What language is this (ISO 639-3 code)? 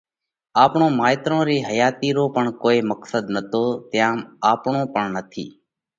kvx